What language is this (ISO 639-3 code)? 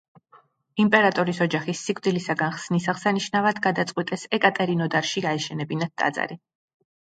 kat